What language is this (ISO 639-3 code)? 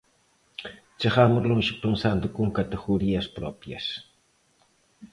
glg